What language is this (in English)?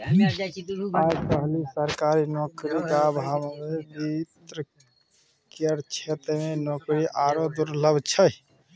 Maithili